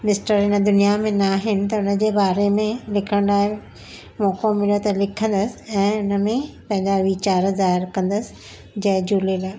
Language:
Sindhi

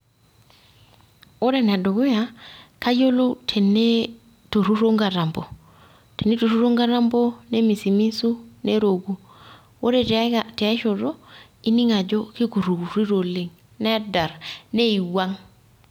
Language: Masai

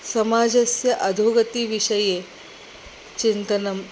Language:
Sanskrit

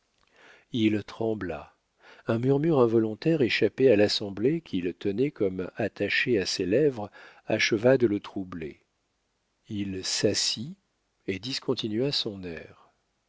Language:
French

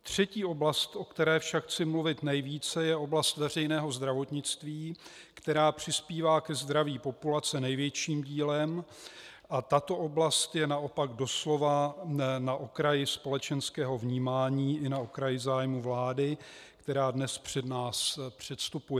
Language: Czech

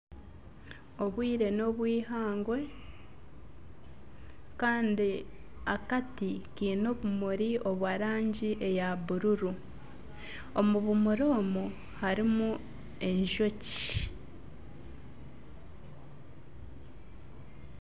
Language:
Nyankole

